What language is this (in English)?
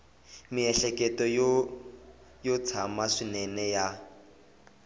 Tsonga